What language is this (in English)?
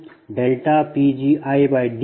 Kannada